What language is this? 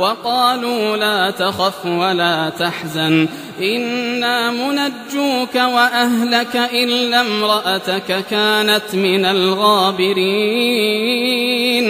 Arabic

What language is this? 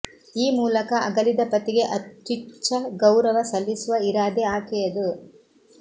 Kannada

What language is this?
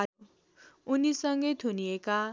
Nepali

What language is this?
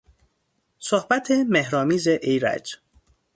Persian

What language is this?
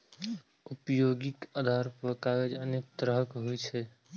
Maithili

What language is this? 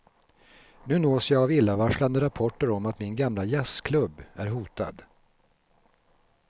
Swedish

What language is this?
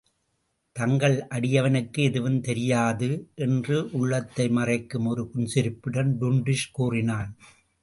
Tamil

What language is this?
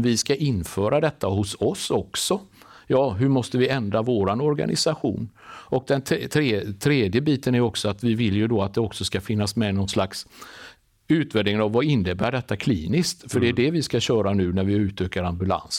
Swedish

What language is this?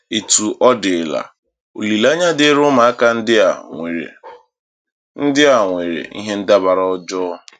Igbo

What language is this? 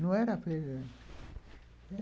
Portuguese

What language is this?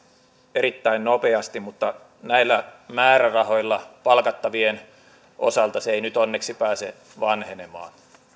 Finnish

